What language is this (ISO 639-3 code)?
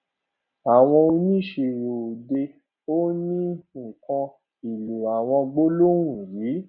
yor